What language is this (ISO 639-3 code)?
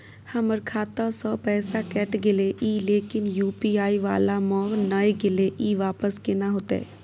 mai